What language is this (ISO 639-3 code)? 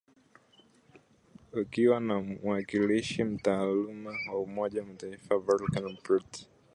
swa